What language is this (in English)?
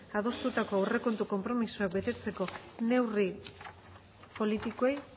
Basque